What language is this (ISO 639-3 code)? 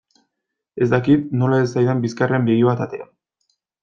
eus